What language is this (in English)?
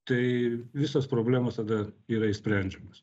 Lithuanian